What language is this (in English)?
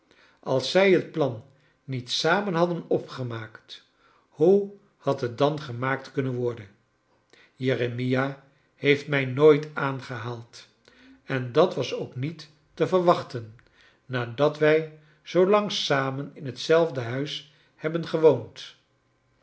Dutch